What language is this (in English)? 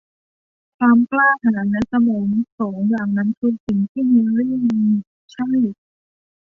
Thai